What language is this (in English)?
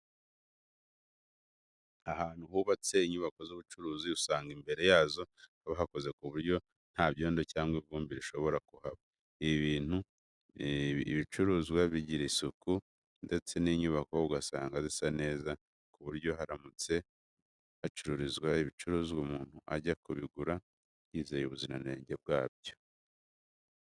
Kinyarwanda